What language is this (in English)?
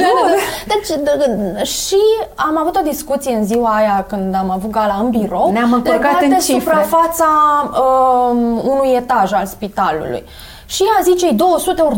Romanian